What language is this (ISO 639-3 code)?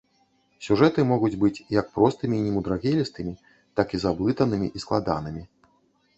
bel